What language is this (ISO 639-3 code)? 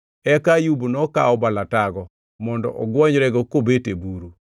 luo